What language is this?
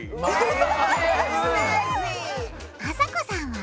Japanese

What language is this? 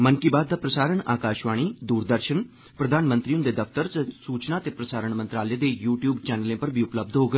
Dogri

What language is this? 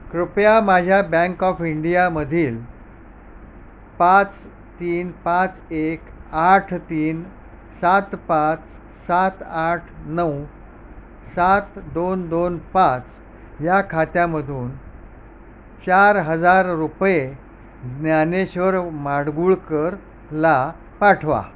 Marathi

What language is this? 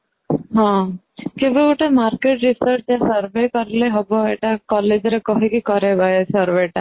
Odia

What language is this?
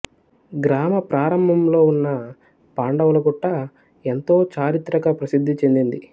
Telugu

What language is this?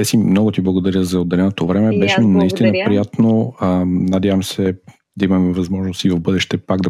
Bulgarian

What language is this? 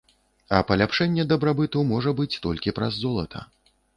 Belarusian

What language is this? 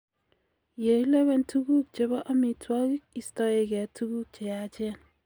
Kalenjin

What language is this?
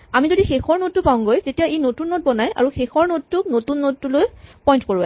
Assamese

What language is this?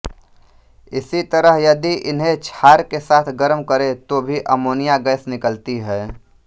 Hindi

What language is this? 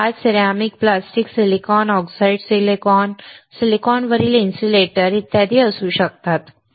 Marathi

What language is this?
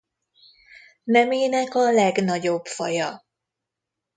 Hungarian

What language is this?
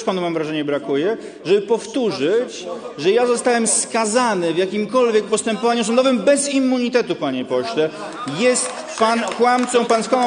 Polish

